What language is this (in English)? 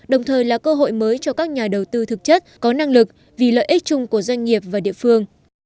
Vietnamese